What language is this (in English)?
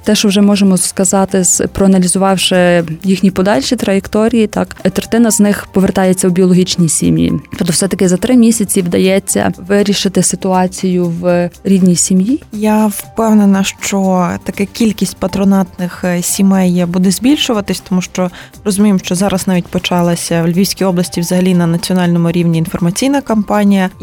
Ukrainian